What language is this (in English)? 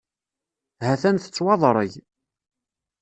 Kabyle